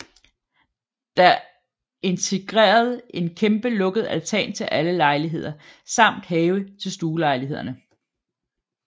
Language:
Danish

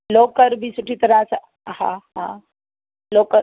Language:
Sindhi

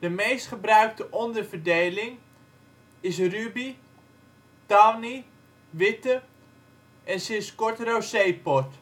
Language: Dutch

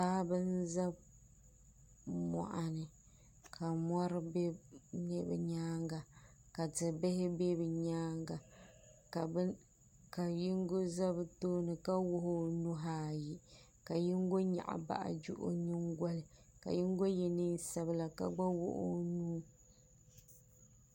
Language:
Dagbani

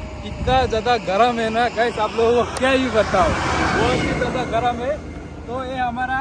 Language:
Hindi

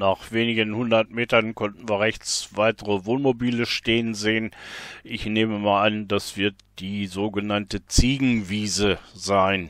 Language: German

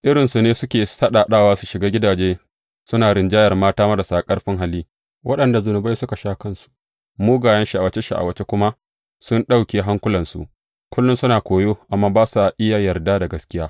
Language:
Hausa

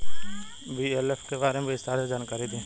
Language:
Bhojpuri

